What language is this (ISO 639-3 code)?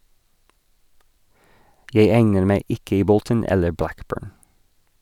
nor